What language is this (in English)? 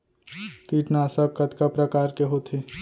Chhattisgarhi